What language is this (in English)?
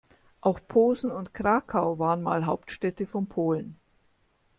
German